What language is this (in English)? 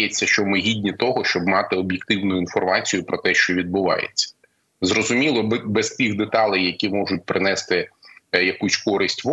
Ukrainian